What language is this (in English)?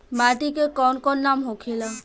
Bhojpuri